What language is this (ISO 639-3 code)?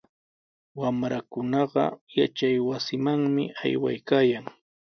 qws